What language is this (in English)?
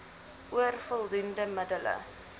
Afrikaans